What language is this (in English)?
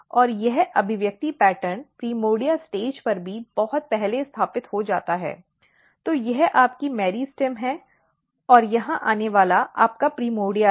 Hindi